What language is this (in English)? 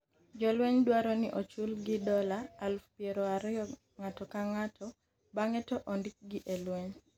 Luo (Kenya and Tanzania)